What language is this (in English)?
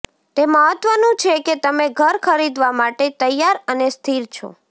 Gujarati